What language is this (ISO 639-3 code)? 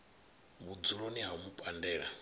ven